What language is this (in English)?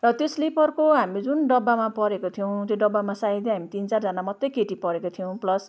Nepali